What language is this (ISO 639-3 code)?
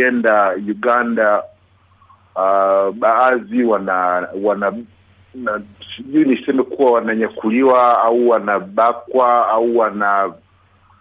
swa